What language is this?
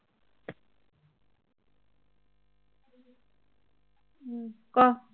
Assamese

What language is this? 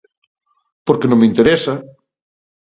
Galician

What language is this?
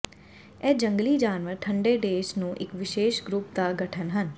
Punjabi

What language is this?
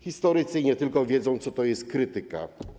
Polish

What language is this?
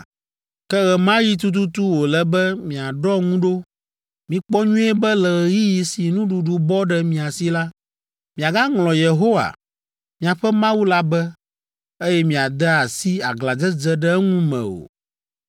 Ewe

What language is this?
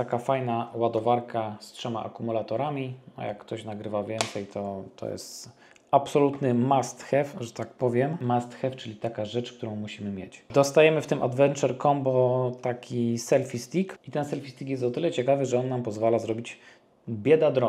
Polish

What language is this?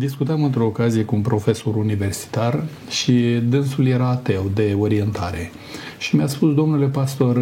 Romanian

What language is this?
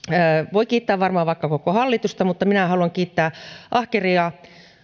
Finnish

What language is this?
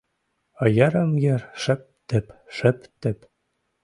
Mari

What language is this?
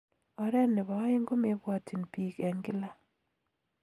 Kalenjin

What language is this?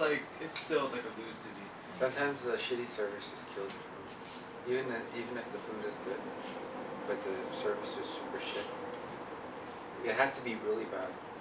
English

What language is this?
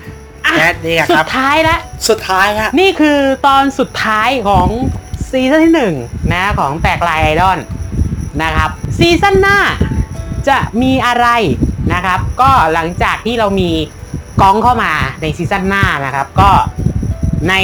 Thai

